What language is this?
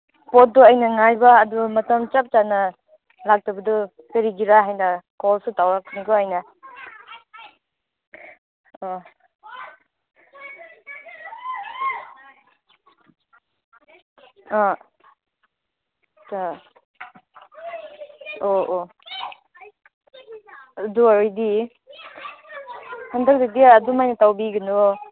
Manipuri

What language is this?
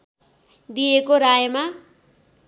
Nepali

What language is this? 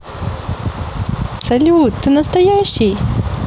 Russian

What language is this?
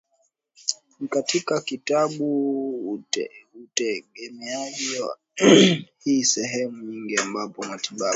Swahili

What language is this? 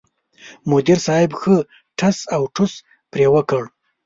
Pashto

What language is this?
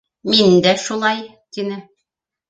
Bashkir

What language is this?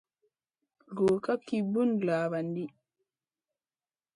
Masana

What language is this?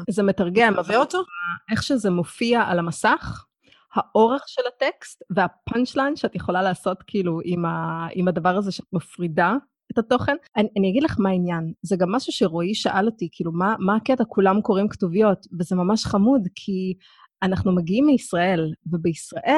Hebrew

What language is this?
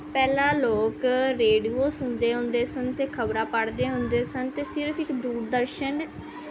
Punjabi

